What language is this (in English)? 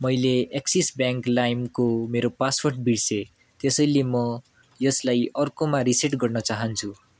Nepali